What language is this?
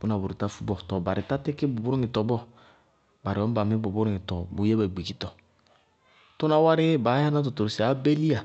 Bago-Kusuntu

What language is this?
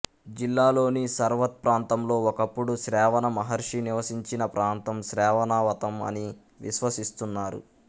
Telugu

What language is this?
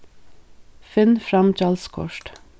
Faroese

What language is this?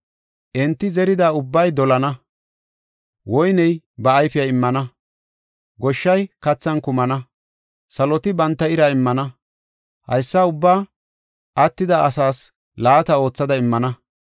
Gofa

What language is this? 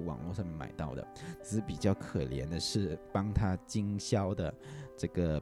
Chinese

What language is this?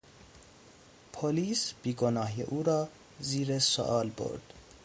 Persian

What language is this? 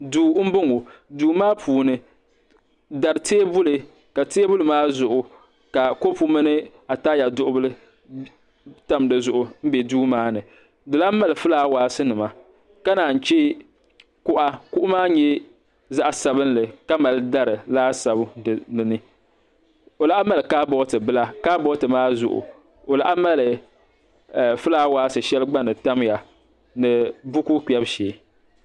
Dagbani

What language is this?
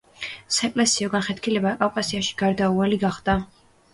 Georgian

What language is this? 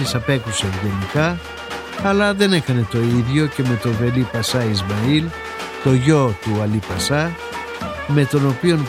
Greek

